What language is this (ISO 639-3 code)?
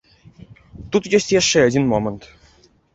bel